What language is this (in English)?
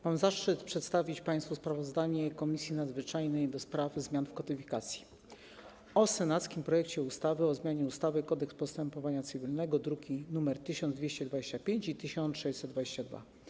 Polish